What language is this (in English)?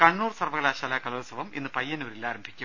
Malayalam